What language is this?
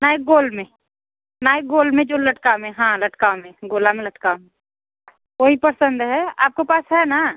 Hindi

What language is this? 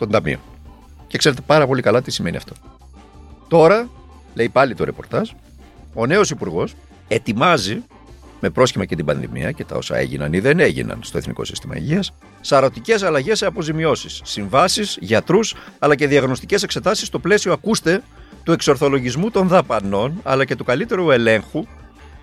Greek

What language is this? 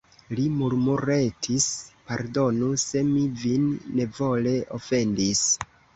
Esperanto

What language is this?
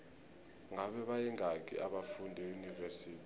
South Ndebele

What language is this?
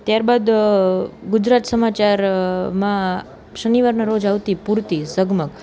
Gujarati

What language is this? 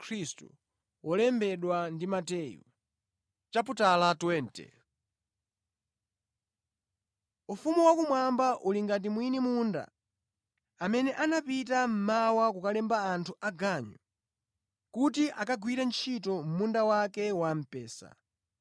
Nyanja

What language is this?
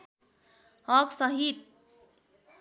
Nepali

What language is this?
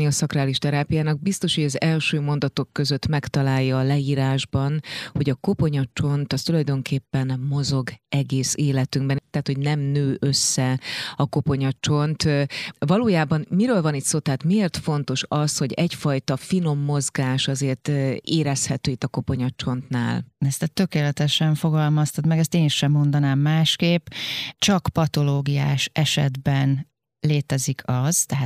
Hungarian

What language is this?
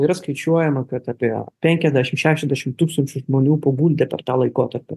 Lithuanian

